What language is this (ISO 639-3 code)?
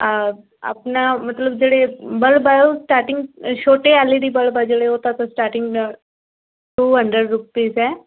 pan